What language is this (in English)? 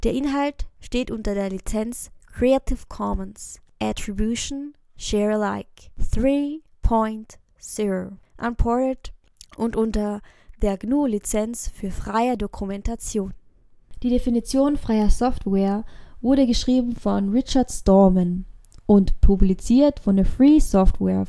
German